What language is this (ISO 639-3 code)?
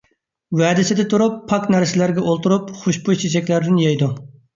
uig